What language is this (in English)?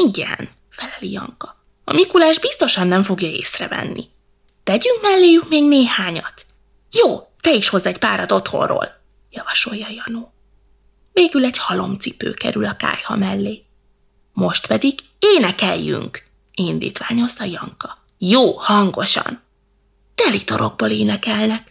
Hungarian